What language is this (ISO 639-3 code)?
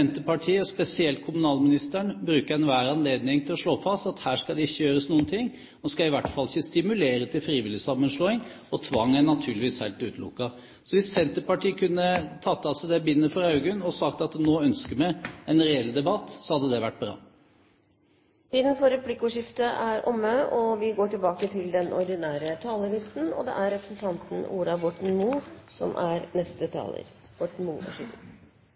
nor